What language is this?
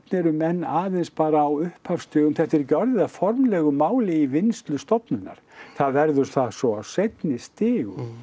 Icelandic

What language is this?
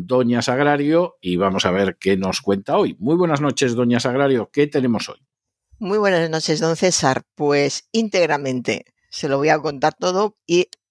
Spanish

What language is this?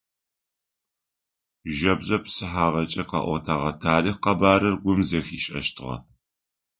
Adyghe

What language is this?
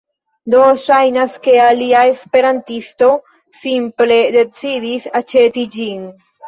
Esperanto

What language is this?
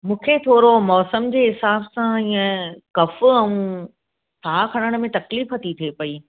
Sindhi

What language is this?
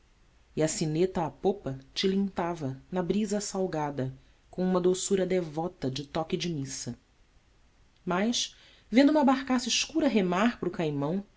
Portuguese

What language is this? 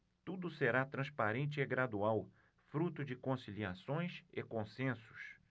Portuguese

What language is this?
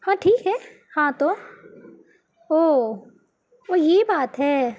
Urdu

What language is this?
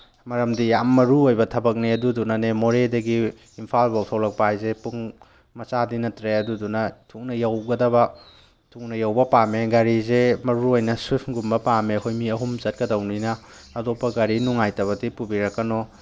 Manipuri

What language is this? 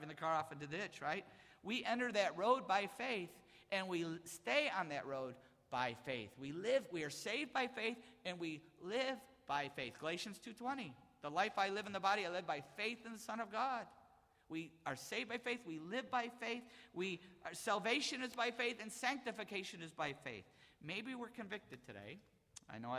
English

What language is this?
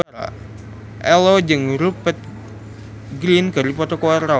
Sundanese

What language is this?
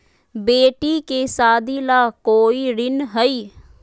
Magahi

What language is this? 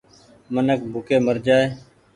Goaria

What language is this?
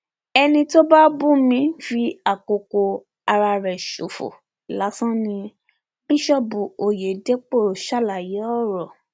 Yoruba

